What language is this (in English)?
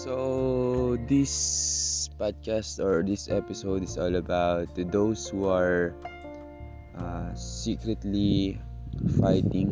Filipino